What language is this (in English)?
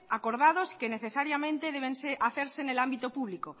Spanish